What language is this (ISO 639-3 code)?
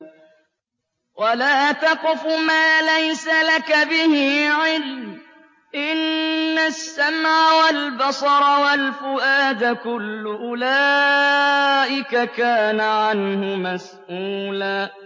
ara